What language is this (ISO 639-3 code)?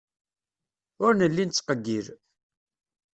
kab